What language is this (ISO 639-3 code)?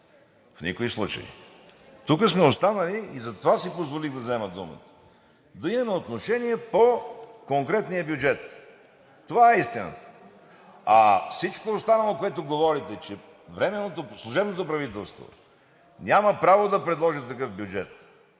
bul